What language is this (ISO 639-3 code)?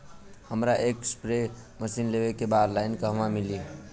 bho